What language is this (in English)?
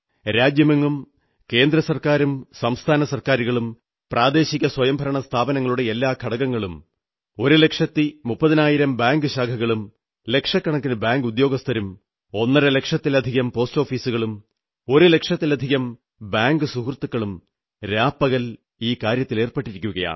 Malayalam